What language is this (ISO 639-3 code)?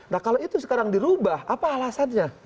ind